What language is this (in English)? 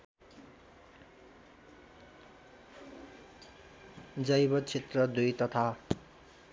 Nepali